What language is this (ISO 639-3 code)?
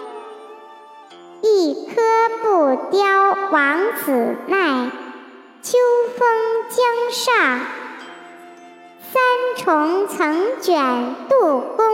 zho